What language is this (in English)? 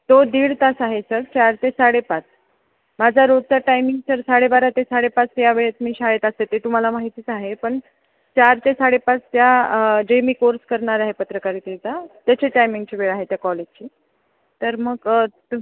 Marathi